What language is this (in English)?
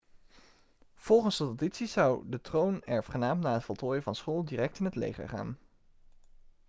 Dutch